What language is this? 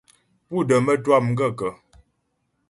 Ghomala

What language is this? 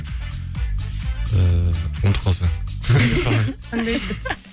Kazakh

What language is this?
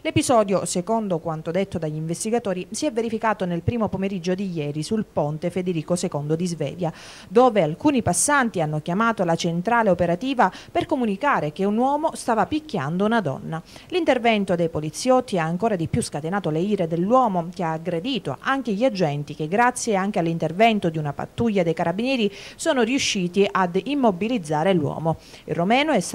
Italian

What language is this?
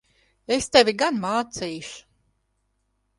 Latvian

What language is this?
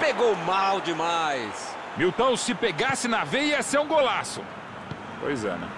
Portuguese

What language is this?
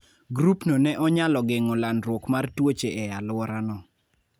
Luo (Kenya and Tanzania)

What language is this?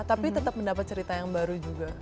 Indonesian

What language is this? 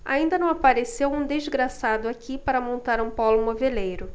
Portuguese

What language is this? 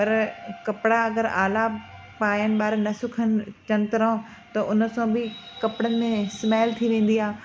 Sindhi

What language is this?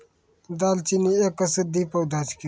Maithili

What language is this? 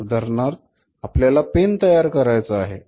Marathi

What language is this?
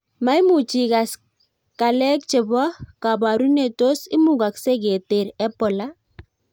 Kalenjin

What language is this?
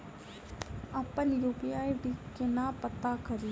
Maithili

